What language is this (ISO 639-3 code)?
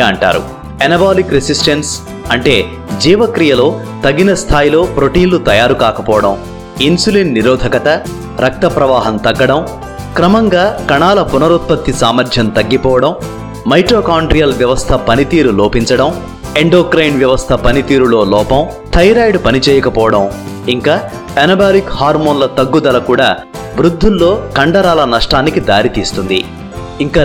tel